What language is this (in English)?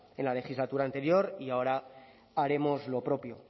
Spanish